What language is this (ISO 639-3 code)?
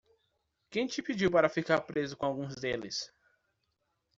por